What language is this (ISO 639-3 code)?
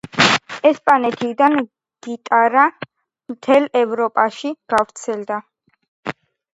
kat